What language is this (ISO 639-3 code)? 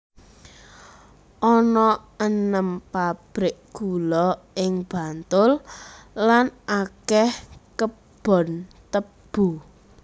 jav